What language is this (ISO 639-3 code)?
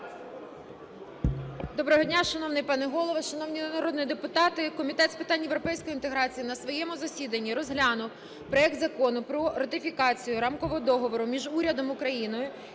ukr